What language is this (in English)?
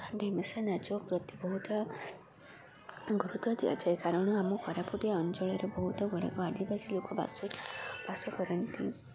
Odia